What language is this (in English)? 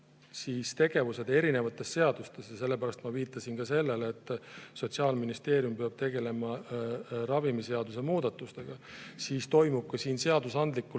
Estonian